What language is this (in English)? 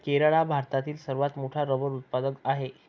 Marathi